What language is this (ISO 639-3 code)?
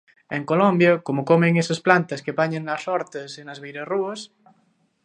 glg